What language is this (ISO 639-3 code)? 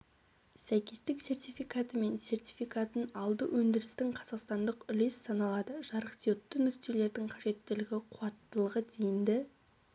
kaz